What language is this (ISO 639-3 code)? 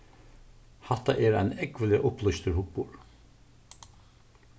fao